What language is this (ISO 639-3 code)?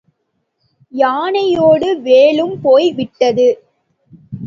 tam